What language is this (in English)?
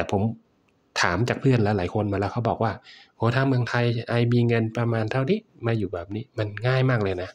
Thai